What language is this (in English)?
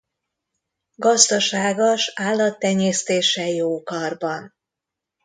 Hungarian